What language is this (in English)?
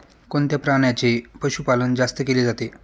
Marathi